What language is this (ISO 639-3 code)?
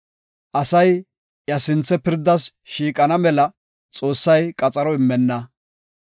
gof